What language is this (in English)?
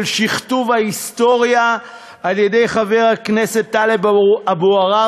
Hebrew